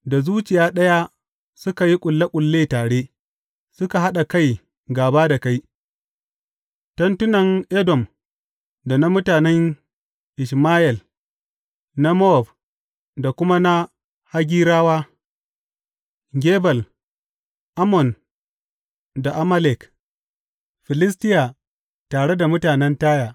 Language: Hausa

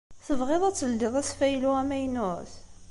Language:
Kabyle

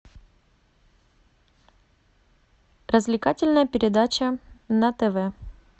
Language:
Russian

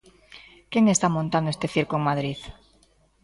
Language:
Galician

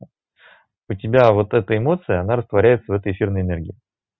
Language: Russian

